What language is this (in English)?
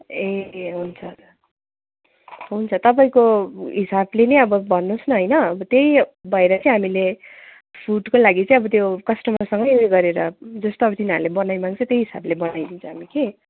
Nepali